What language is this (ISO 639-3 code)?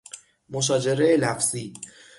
fas